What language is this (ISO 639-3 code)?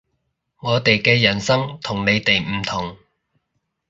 yue